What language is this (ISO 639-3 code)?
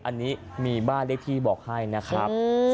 tha